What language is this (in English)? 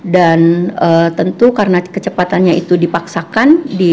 Indonesian